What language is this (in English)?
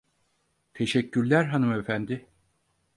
Turkish